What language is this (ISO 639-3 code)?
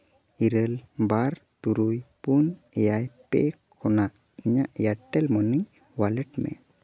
sat